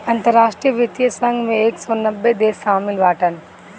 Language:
Bhojpuri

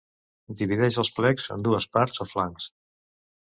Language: Catalan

